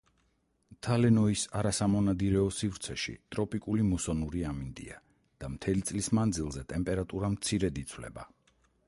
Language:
Georgian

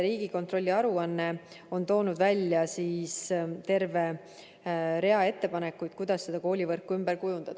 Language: Estonian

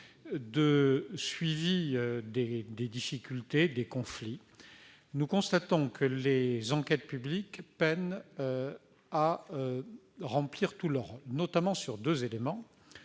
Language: French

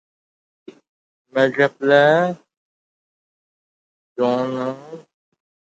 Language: Uzbek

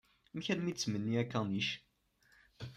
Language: Kabyle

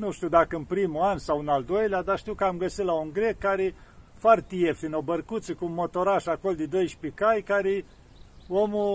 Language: Romanian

